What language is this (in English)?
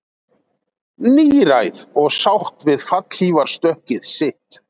Icelandic